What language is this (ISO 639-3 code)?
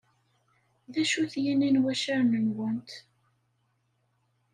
kab